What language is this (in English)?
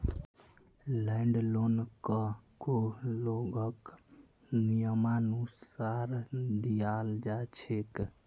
Magahi